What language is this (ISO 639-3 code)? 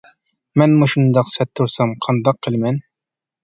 uig